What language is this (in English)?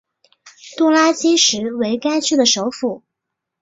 Chinese